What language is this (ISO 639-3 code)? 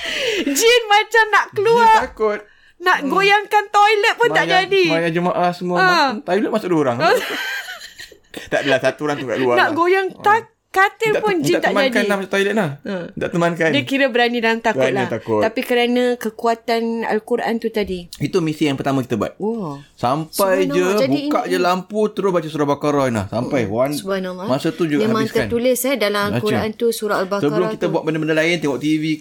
msa